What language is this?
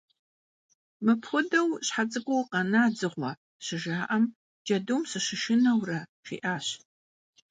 Kabardian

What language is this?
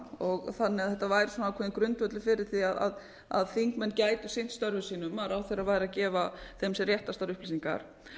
Icelandic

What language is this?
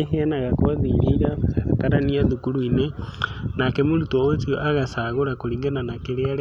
Kikuyu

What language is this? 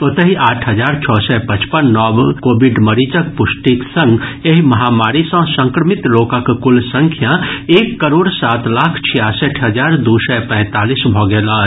Maithili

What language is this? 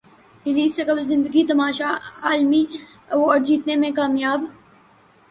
Urdu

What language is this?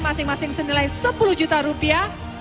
Indonesian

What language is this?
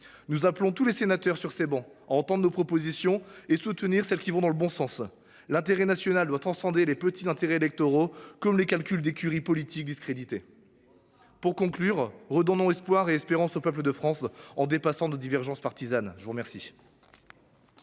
French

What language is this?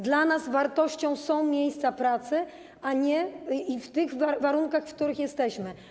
Polish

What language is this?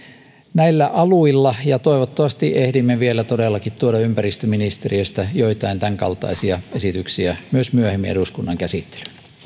Finnish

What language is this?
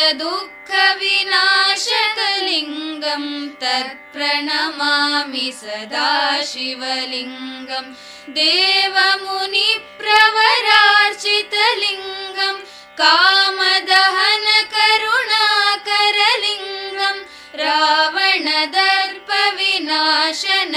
Kannada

